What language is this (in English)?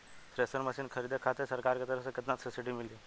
Bhojpuri